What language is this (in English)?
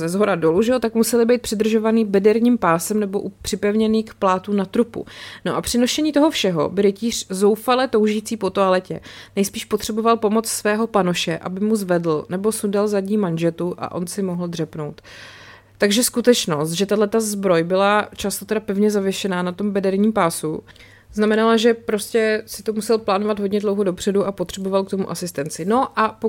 Czech